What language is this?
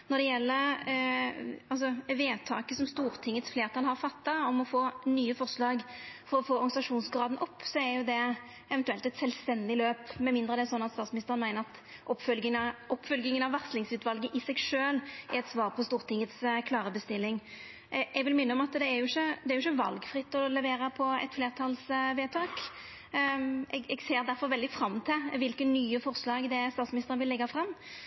Norwegian Nynorsk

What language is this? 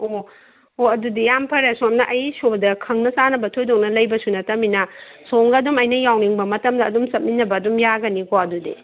Manipuri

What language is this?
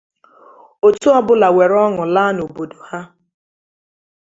Igbo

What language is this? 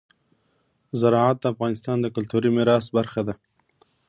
Pashto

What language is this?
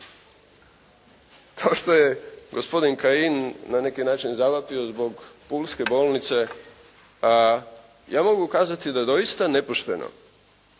Croatian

